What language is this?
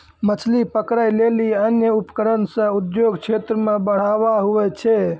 Maithili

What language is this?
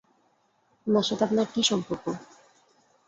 Bangla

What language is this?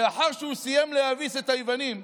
Hebrew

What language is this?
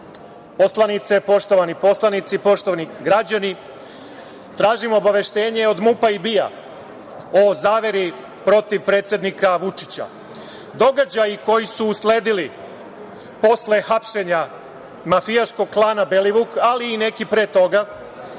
Serbian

